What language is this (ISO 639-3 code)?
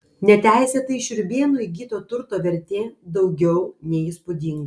lit